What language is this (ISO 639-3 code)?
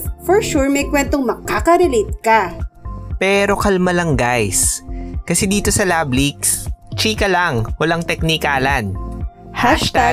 fil